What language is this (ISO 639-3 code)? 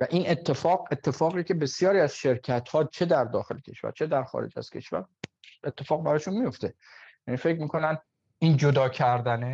fas